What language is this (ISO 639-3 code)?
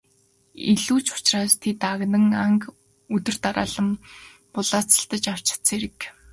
mon